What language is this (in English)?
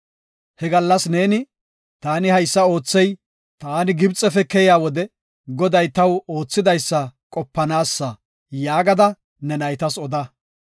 Gofa